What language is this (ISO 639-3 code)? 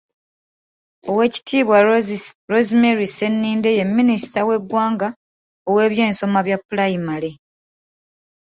lug